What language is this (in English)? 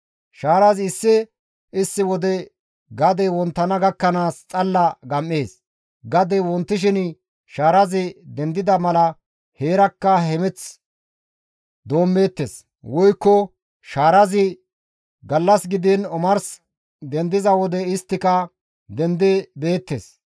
Gamo